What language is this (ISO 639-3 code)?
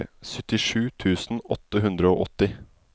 nor